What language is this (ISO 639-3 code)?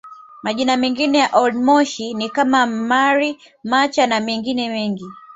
swa